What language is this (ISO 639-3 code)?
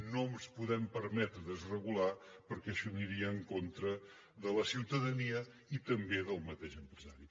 cat